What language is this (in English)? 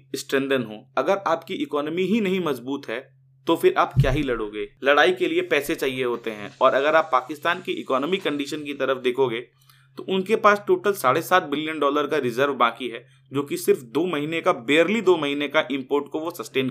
Hindi